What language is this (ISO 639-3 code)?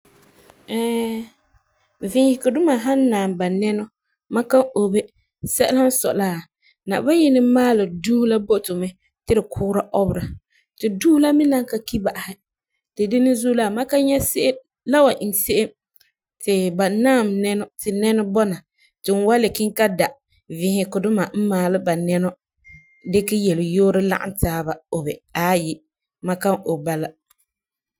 gur